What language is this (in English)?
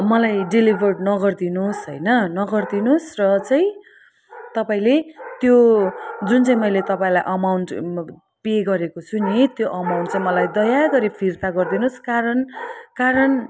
Nepali